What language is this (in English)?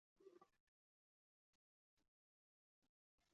Chinese